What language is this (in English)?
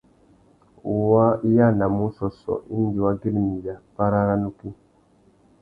Tuki